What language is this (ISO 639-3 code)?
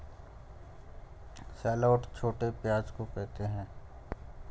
hin